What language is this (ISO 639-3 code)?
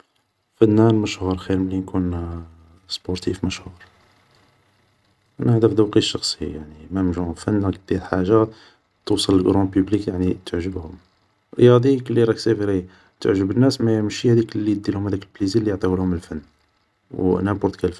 arq